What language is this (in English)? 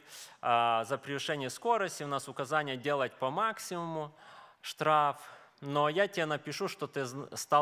Russian